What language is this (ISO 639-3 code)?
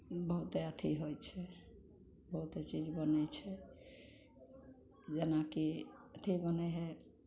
mai